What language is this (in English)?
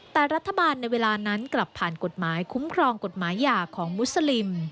Thai